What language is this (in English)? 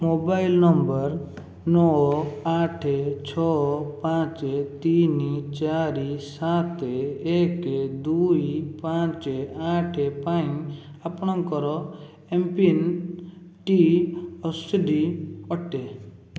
Odia